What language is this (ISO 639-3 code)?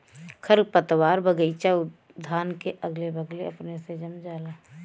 bho